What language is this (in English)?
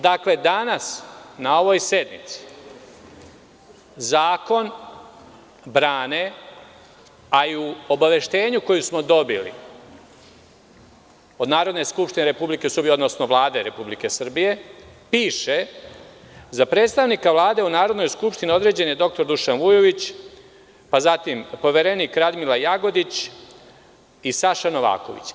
Serbian